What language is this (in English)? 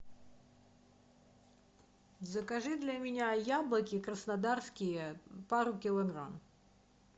Russian